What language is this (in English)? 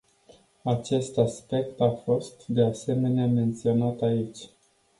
Romanian